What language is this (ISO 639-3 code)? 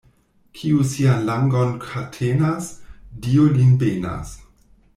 epo